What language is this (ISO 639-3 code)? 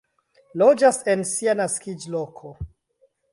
epo